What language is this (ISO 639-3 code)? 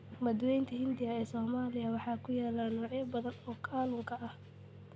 som